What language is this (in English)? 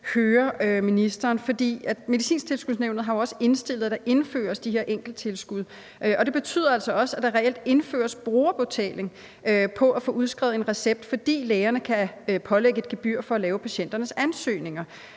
Danish